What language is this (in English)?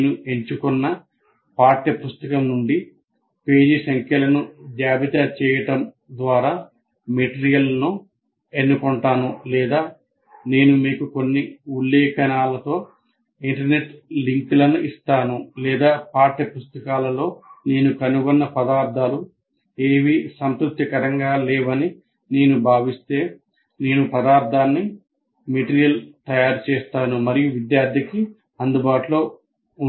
Telugu